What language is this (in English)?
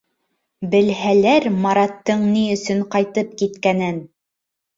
Bashkir